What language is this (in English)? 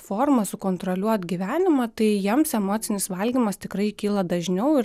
Lithuanian